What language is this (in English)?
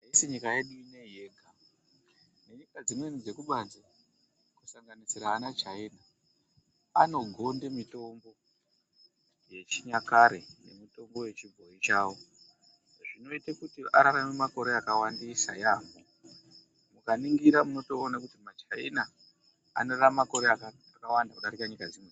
Ndau